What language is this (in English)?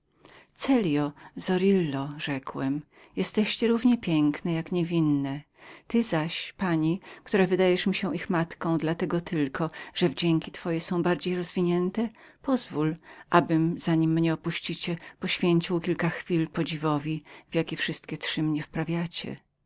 Polish